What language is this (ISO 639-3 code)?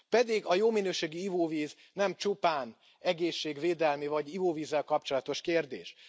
hun